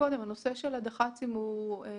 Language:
Hebrew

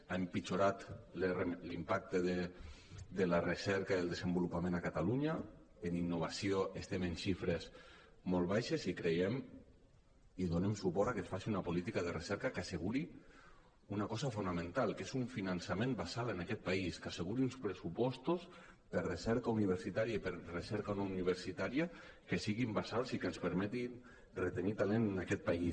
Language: Catalan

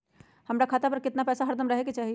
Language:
Magahi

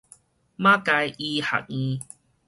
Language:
Min Nan Chinese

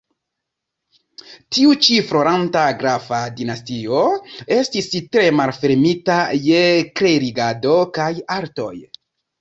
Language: Esperanto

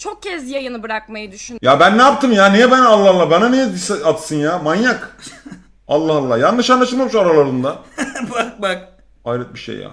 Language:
Turkish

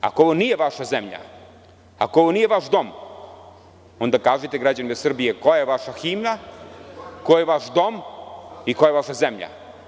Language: Serbian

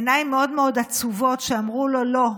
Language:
Hebrew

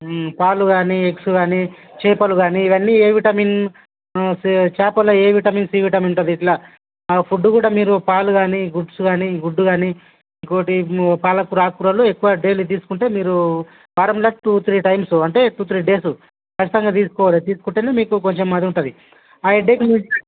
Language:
Telugu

